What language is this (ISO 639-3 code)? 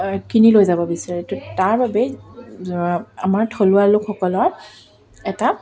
asm